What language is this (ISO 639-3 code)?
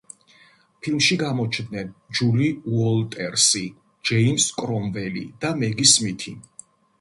kat